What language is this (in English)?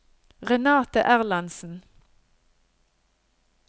Norwegian